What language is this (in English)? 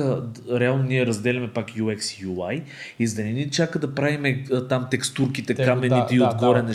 Bulgarian